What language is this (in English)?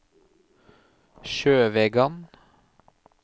Norwegian